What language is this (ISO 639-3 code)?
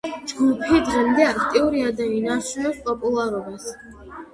kat